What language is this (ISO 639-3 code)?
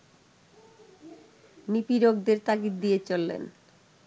ben